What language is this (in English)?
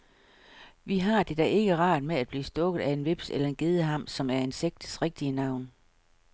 Danish